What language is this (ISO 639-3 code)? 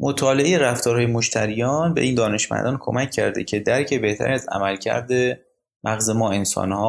fas